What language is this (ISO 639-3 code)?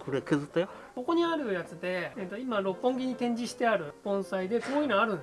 jpn